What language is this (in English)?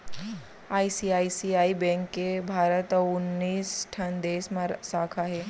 Chhattisgarhi